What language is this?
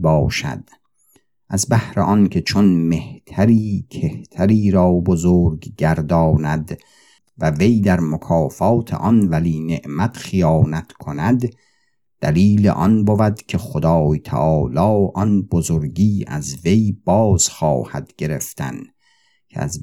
Persian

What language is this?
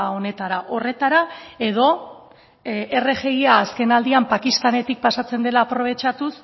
Basque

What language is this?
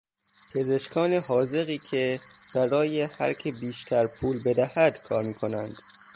Persian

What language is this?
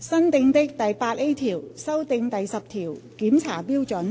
Cantonese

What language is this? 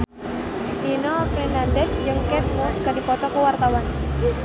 Sundanese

